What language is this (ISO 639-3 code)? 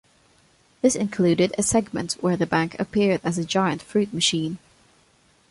eng